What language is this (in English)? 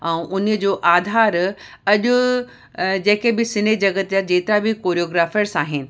Sindhi